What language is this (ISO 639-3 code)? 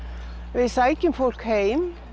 isl